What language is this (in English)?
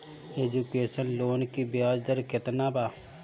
Bhojpuri